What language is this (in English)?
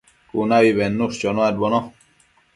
Matsés